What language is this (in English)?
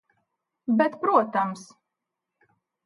Latvian